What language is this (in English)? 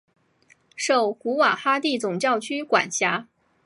Chinese